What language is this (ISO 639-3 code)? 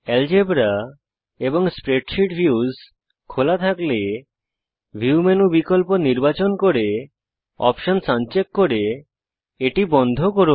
ben